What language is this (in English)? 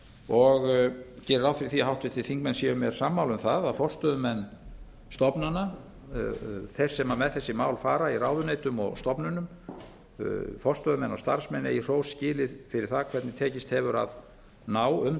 Icelandic